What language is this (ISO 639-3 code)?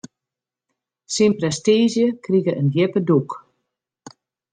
fry